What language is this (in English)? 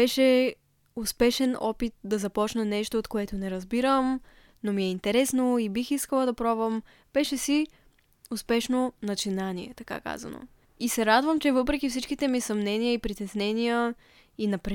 Bulgarian